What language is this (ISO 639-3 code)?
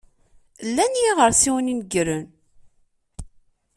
kab